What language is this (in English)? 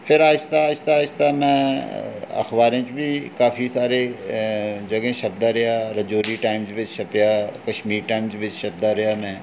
Dogri